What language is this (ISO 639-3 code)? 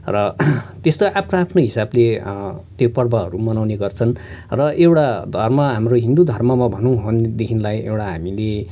nep